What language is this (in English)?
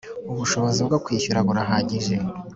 Kinyarwanda